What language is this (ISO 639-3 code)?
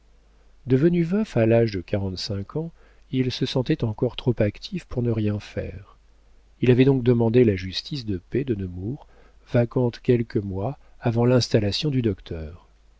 fra